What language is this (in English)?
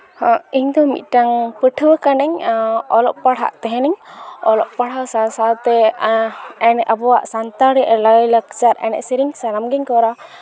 Santali